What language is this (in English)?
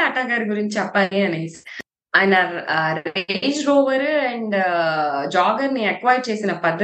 Telugu